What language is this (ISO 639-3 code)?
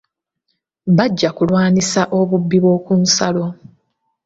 lug